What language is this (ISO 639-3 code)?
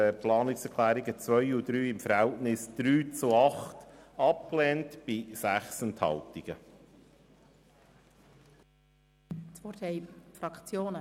gsw